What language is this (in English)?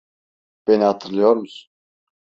Turkish